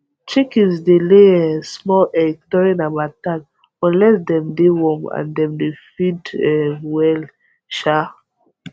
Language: Nigerian Pidgin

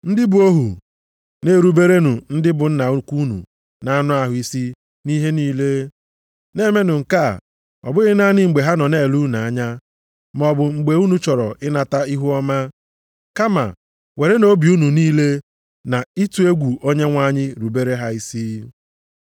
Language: Igbo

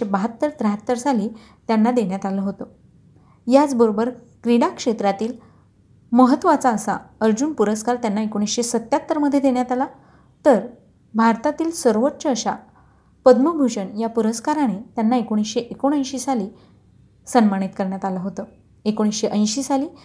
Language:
Marathi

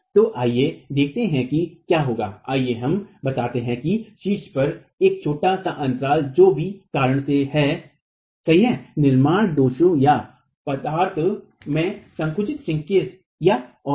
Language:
Hindi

